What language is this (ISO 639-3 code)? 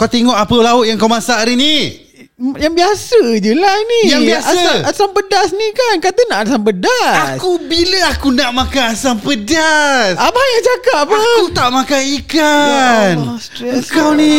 msa